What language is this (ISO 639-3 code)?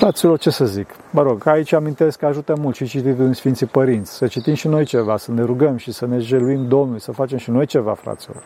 ron